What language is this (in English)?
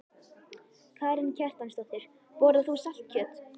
Icelandic